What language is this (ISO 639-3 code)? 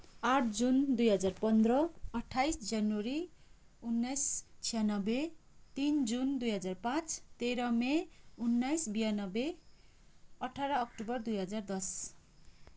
nep